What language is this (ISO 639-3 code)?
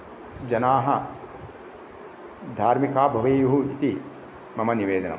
san